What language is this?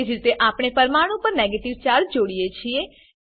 Gujarati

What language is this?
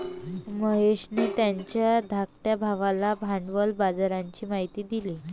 Marathi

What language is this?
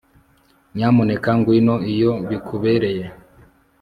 Kinyarwanda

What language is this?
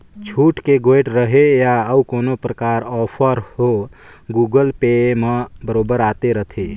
Chhattisgarhi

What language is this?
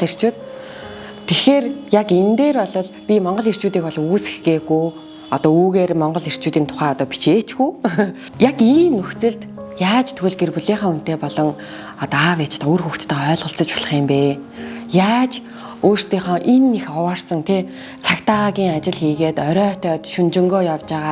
German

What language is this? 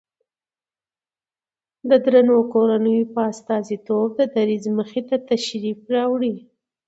Pashto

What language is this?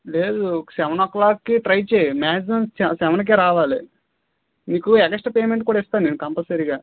Telugu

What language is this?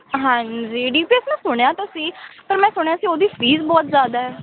Punjabi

